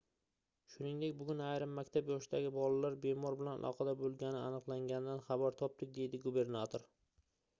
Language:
Uzbek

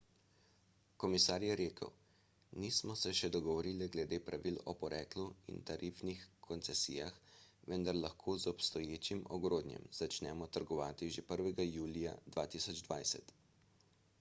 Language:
Slovenian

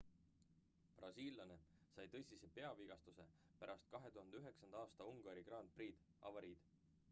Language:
Estonian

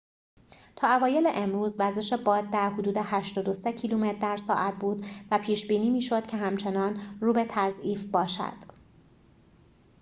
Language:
Persian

